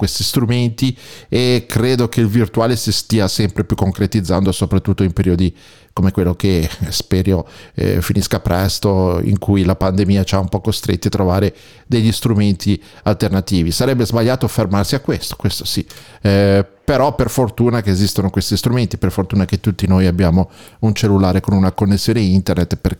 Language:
Italian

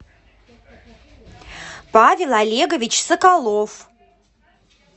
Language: Russian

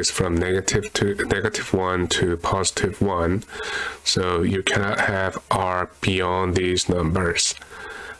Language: English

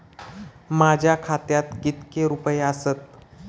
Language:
Marathi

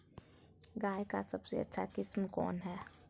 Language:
Magahi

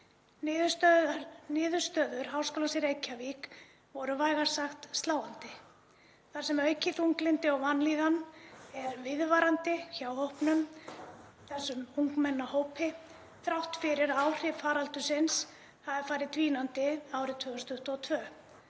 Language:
Icelandic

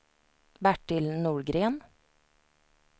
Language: Swedish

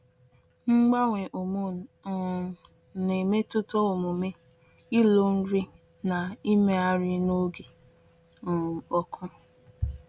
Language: Igbo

